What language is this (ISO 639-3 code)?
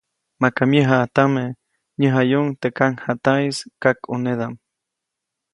zoc